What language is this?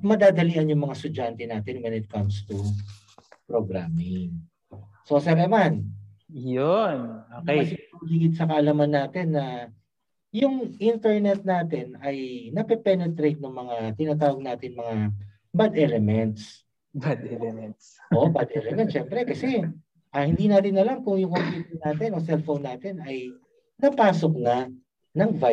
Filipino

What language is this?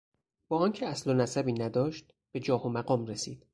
Persian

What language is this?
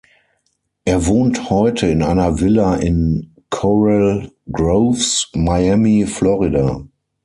German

